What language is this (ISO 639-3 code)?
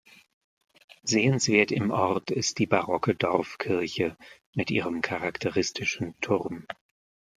deu